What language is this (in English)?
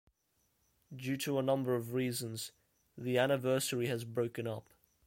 English